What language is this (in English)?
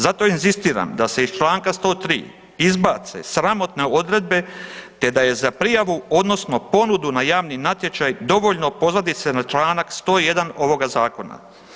Croatian